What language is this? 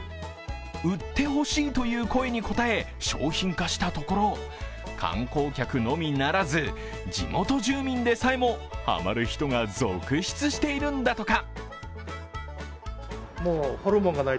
Japanese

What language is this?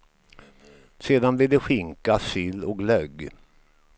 Swedish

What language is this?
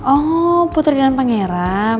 Indonesian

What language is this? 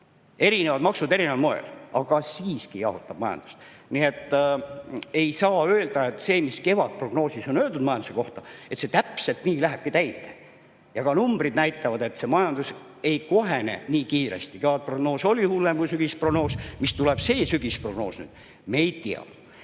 Estonian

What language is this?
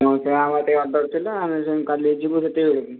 Odia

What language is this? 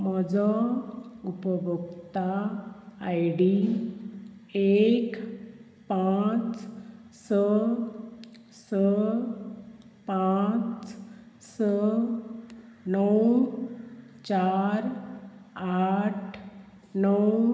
Konkani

